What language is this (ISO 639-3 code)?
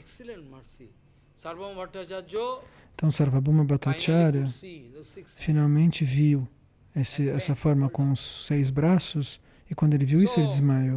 por